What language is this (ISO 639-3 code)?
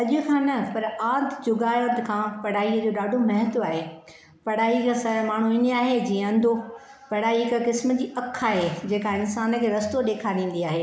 snd